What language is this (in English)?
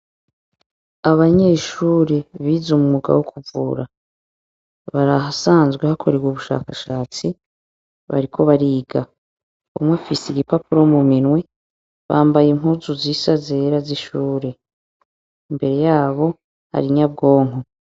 Rundi